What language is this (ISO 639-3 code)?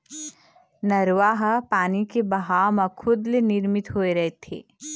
hne